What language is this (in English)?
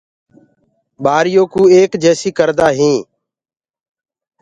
Gurgula